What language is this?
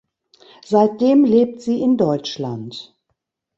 German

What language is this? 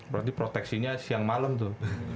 Indonesian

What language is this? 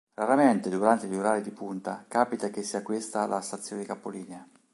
Italian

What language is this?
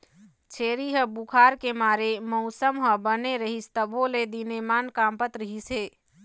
Chhattisgarhi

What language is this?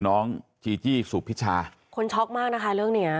Thai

